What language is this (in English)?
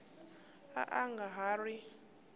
Tsonga